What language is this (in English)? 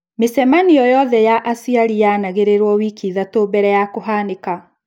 Kikuyu